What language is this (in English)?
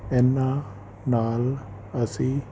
Punjabi